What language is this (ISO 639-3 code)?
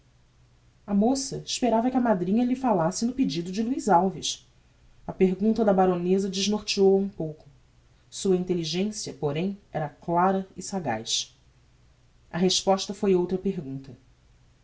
por